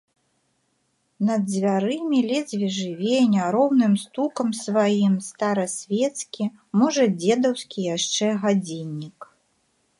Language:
Belarusian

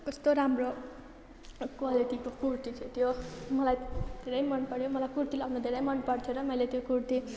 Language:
Nepali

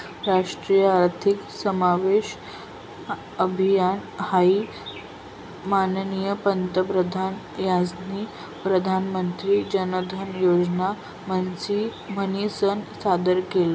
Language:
Marathi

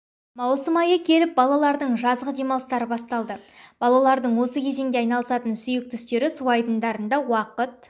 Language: Kazakh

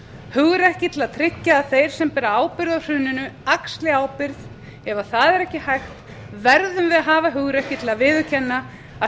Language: Icelandic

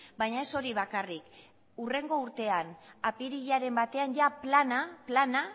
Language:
Basque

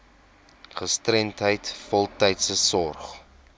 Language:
Afrikaans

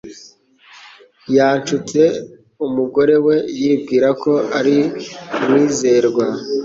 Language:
Kinyarwanda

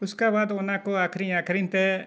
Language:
Santali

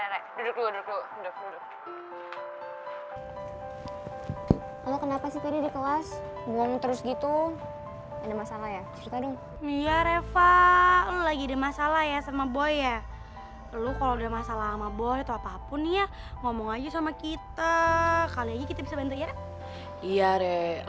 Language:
Indonesian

